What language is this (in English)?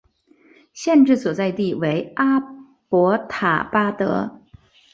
Chinese